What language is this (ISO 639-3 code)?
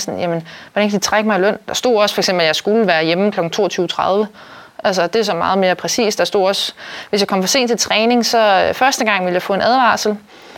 dan